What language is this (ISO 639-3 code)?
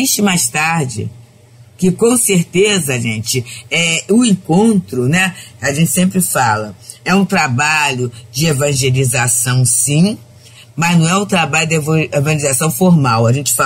por